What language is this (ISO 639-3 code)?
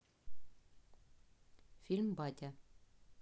rus